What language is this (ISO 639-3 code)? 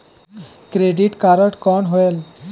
hne